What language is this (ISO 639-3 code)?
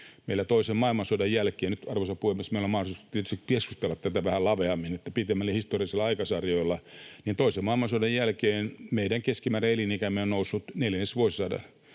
fin